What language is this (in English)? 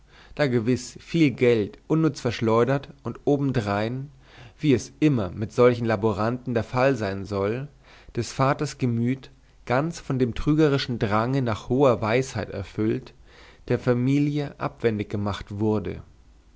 German